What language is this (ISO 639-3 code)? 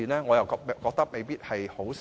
yue